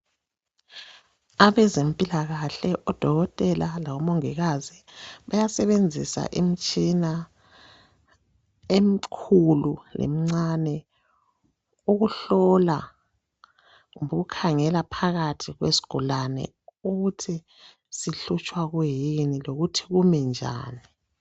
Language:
North Ndebele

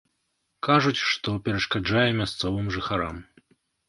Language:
Belarusian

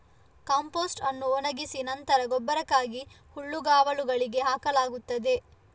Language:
Kannada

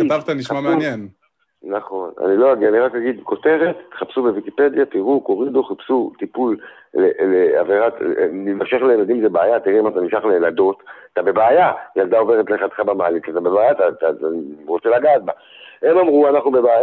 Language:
Hebrew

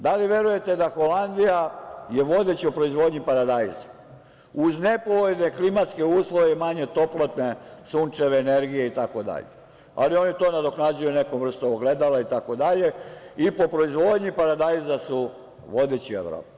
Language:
Serbian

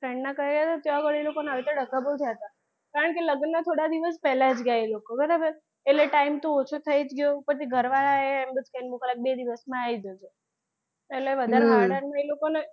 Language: Gujarati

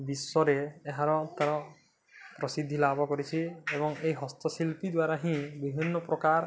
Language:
Odia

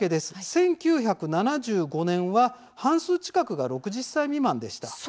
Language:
Japanese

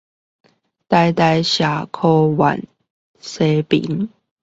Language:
Chinese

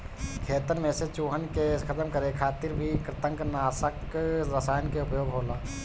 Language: Bhojpuri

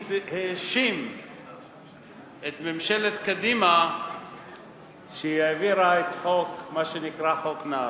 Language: Hebrew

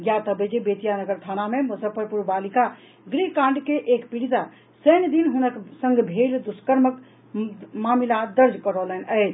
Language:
Maithili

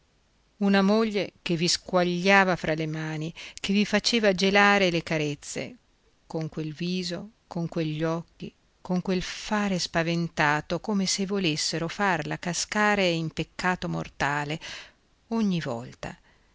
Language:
Italian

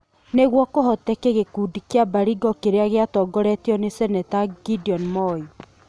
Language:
Kikuyu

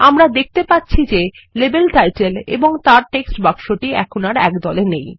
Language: Bangla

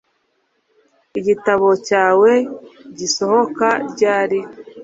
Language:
Kinyarwanda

